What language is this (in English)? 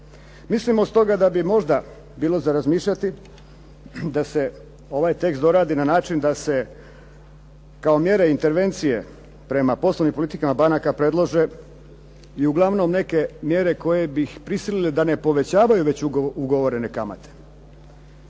Croatian